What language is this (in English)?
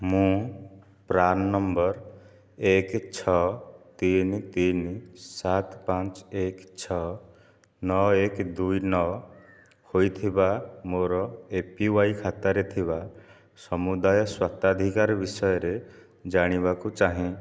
Odia